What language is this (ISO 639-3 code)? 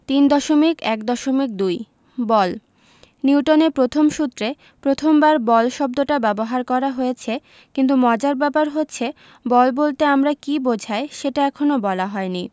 ben